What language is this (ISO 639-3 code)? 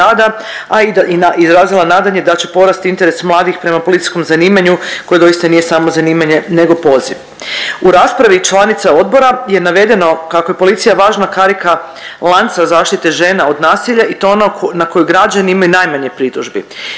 hrv